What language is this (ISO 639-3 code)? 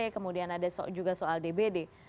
ind